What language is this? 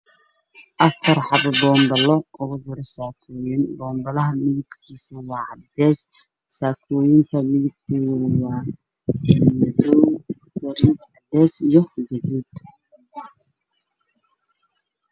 Somali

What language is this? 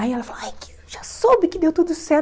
Portuguese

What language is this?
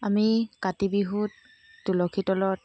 Assamese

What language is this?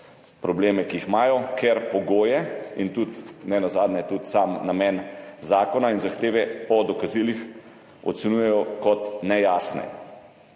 Slovenian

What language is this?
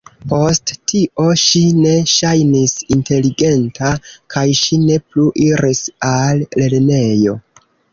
Esperanto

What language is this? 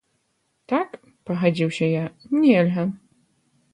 Belarusian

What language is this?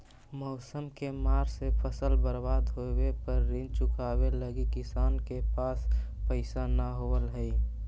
Magahi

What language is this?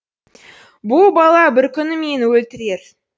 Kazakh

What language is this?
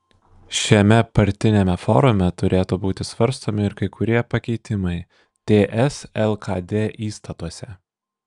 Lithuanian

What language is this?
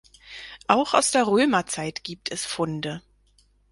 German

